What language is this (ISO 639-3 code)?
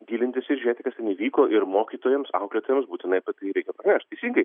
lit